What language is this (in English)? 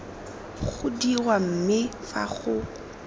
Tswana